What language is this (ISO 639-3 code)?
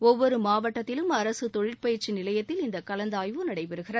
tam